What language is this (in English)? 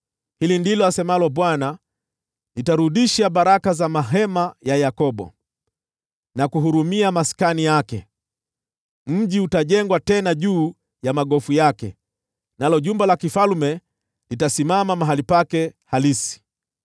Swahili